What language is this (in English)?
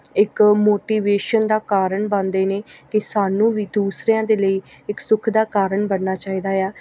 Punjabi